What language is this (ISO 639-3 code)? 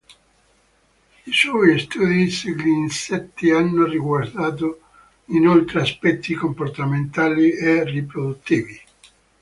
ita